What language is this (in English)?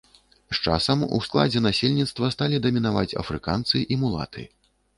Belarusian